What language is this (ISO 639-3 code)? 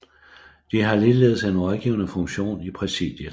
dan